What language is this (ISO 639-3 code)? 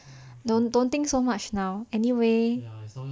eng